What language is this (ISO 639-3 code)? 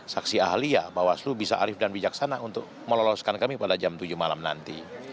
ind